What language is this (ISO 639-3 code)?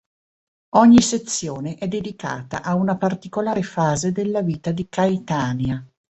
ita